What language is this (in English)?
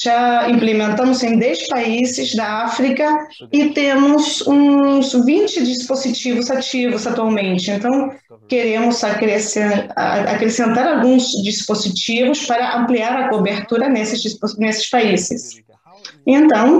Portuguese